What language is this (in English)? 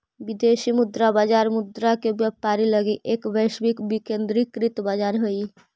Magahi